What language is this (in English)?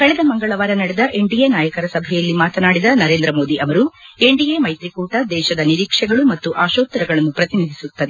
Kannada